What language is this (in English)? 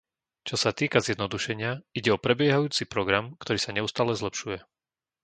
Slovak